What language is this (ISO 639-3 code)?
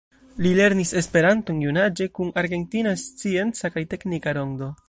epo